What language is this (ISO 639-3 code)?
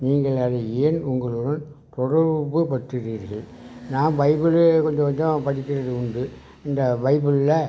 tam